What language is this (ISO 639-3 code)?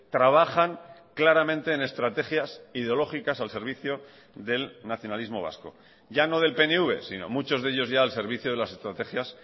spa